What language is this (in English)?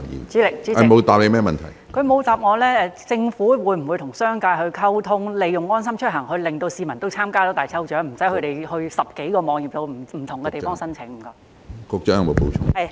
Cantonese